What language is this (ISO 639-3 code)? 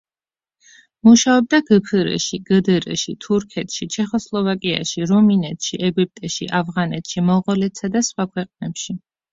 kat